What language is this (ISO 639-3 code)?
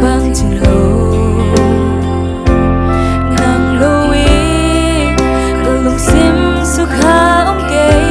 ind